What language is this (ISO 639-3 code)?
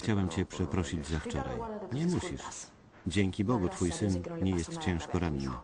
pol